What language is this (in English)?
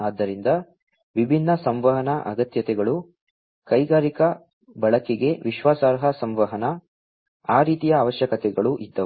Kannada